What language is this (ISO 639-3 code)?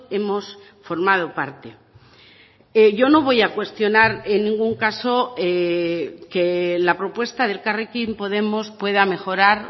spa